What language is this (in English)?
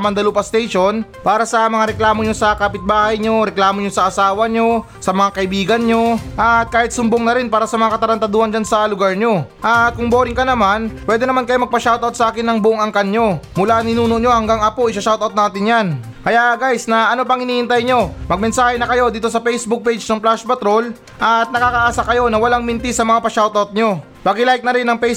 Filipino